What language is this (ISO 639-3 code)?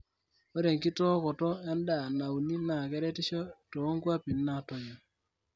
mas